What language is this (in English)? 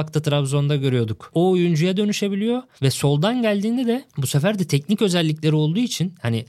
Turkish